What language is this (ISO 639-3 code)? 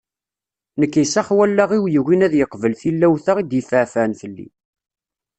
kab